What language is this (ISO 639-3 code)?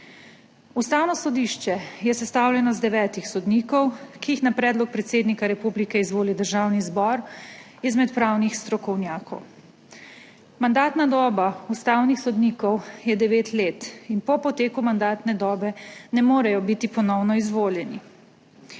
slv